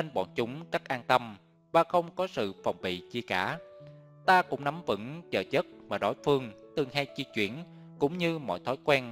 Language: Vietnamese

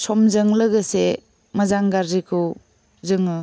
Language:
Bodo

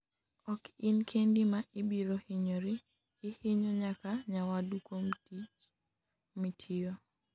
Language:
Luo (Kenya and Tanzania)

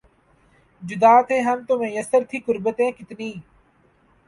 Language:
Urdu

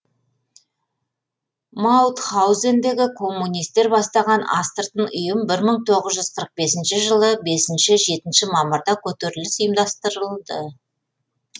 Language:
Kazakh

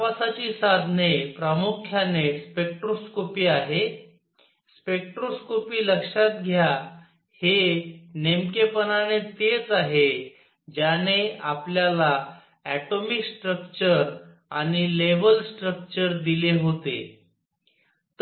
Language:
Marathi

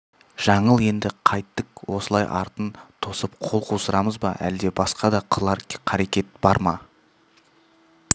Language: Kazakh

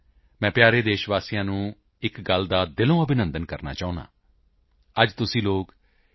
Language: Punjabi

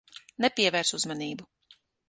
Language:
Latvian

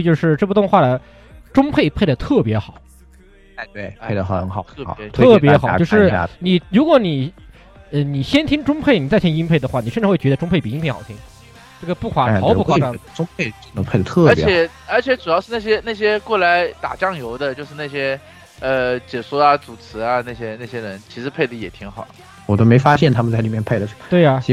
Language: Chinese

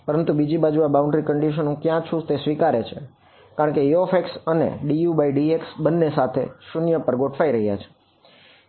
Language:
Gujarati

